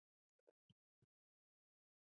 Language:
Chinese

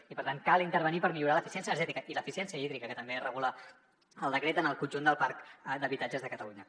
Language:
Catalan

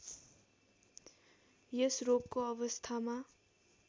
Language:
Nepali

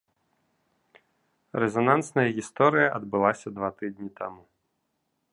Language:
Belarusian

